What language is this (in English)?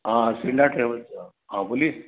Sindhi